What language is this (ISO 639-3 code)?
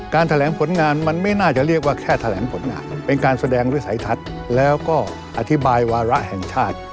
tha